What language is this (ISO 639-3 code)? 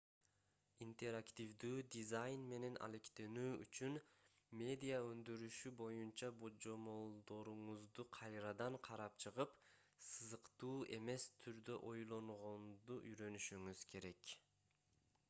kir